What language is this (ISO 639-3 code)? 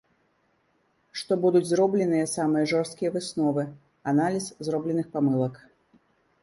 bel